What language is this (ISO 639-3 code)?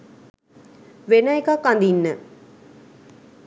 sin